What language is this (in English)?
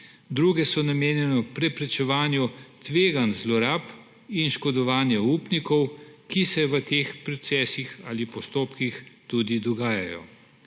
Slovenian